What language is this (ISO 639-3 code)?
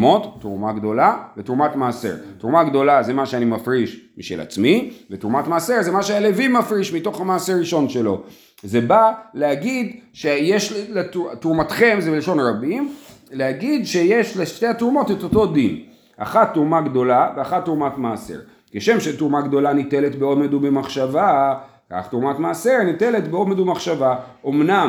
heb